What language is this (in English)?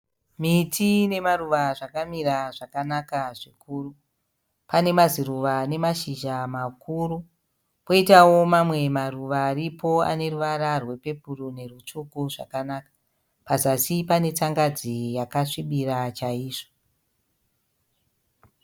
Shona